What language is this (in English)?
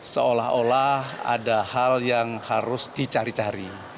Indonesian